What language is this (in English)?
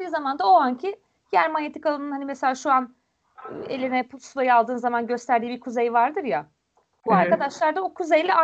Turkish